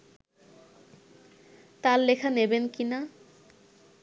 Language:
Bangla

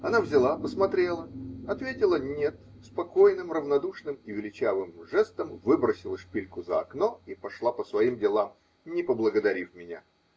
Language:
Russian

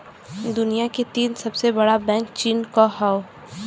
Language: Bhojpuri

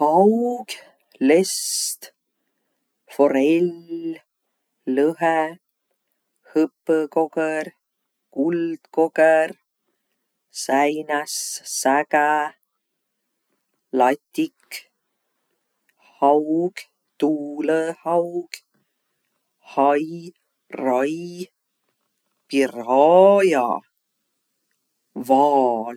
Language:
Võro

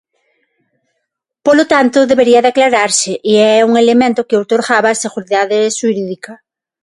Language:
Galician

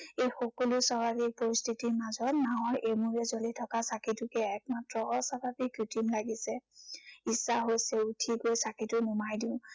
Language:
Assamese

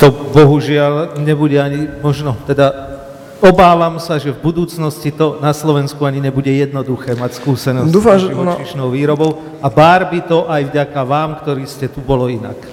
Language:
Slovak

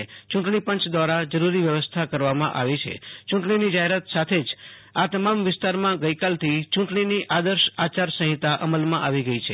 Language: Gujarati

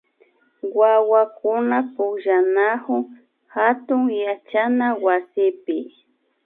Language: Imbabura Highland Quichua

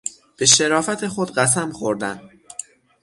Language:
Persian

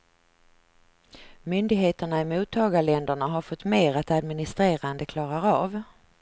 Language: Swedish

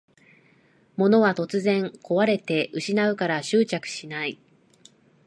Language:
Japanese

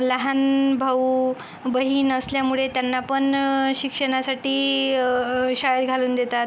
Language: Marathi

